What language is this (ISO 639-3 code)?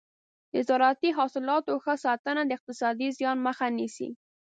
pus